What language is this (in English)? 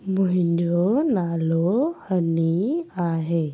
Sindhi